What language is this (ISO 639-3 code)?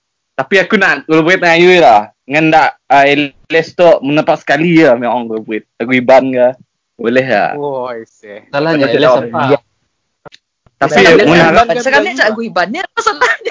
msa